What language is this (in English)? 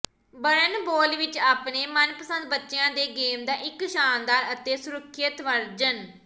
Punjabi